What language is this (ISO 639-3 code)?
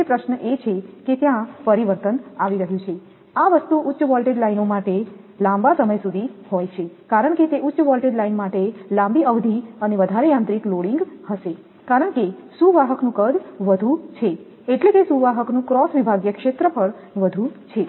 guj